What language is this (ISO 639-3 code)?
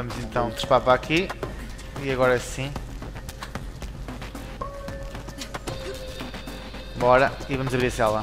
por